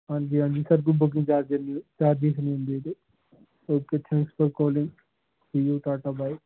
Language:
Punjabi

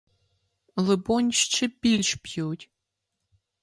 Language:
Ukrainian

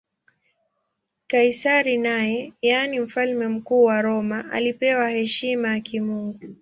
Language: Swahili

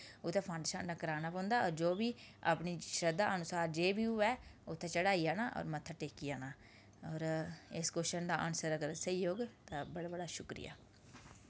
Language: Dogri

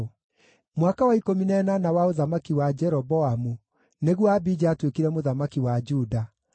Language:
Kikuyu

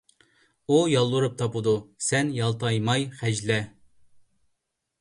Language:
Uyghur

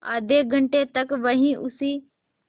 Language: Hindi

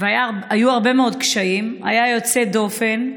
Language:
Hebrew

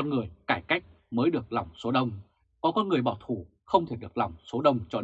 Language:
Vietnamese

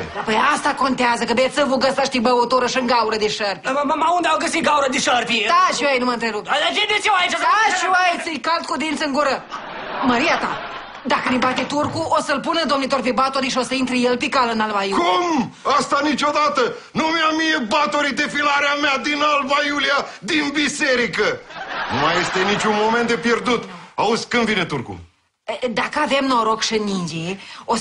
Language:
Romanian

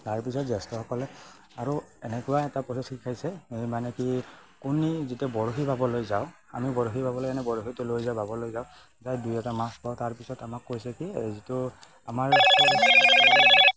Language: Assamese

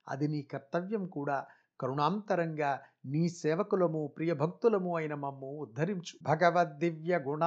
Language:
Telugu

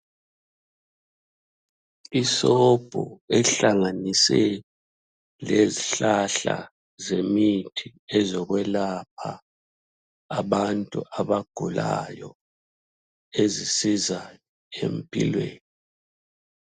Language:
North Ndebele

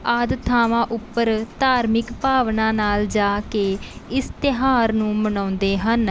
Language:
Punjabi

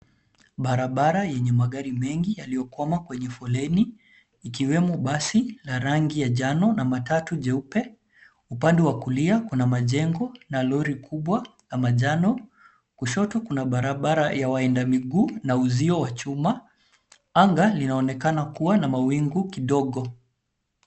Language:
Swahili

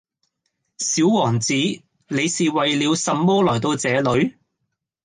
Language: Cantonese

